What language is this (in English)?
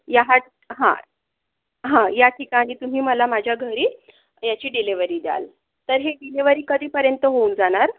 Marathi